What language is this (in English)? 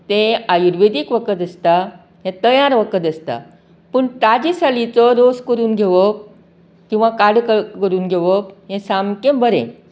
Konkani